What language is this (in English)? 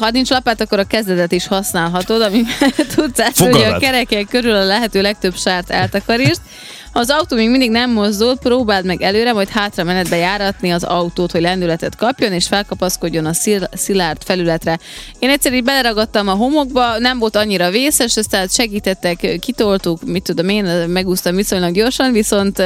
Hungarian